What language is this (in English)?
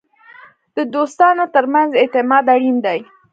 Pashto